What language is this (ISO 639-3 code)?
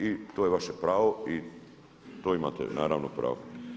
hrv